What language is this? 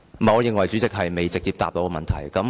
Cantonese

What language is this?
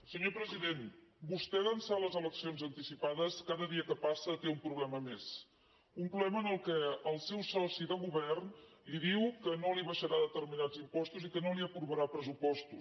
Catalan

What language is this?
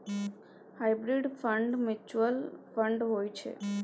Maithili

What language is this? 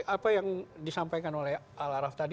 Indonesian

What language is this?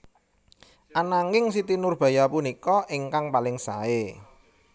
Javanese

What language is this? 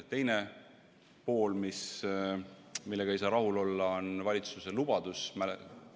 Estonian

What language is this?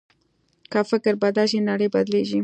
Pashto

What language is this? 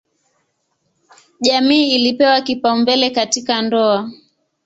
Swahili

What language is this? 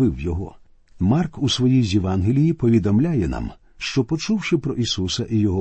Ukrainian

